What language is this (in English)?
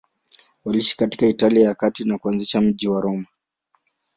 Swahili